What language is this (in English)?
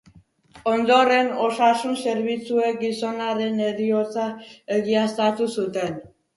Basque